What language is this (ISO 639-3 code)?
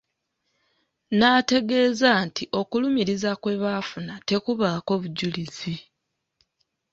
lug